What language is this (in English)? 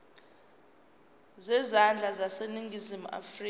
Zulu